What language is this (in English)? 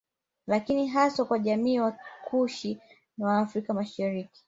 Swahili